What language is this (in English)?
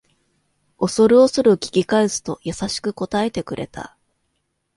Japanese